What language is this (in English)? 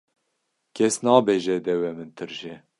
Kurdish